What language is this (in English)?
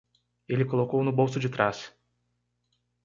Portuguese